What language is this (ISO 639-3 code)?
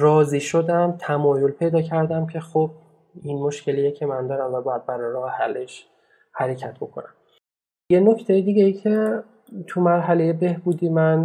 fas